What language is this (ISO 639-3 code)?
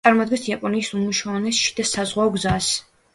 kat